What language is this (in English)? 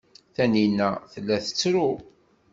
Kabyle